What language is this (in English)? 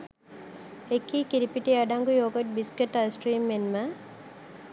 Sinhala